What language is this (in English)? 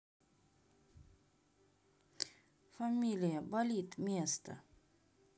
Russian